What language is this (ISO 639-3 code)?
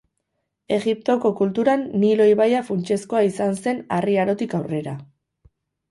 eus